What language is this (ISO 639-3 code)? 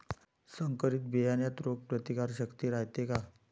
mar